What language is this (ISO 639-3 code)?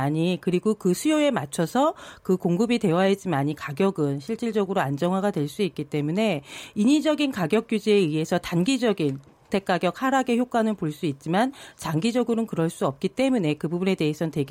kor